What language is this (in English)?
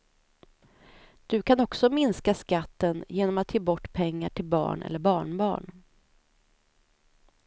Swedish